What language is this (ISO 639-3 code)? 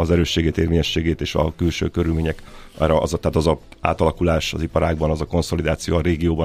hun